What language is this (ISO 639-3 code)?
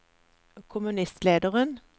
nor